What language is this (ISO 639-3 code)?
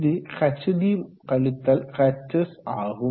tam